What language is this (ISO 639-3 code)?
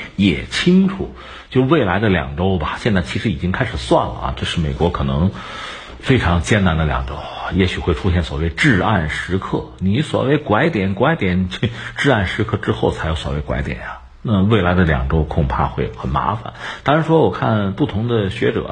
zho